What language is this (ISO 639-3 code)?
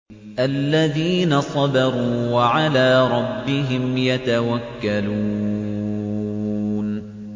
ara